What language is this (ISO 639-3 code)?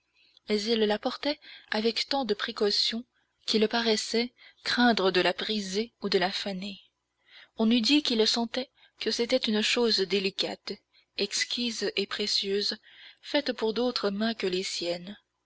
fra